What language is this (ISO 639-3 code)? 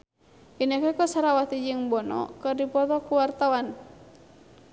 sun